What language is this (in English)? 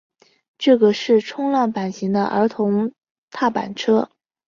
Chinese